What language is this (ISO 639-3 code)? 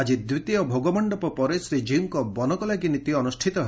ori